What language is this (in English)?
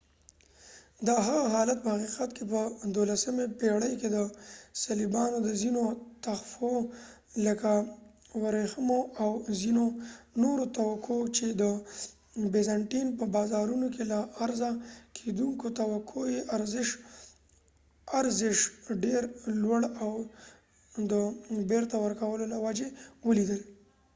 Pashto